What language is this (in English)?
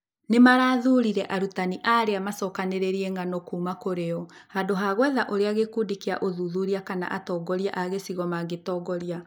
Kikuyu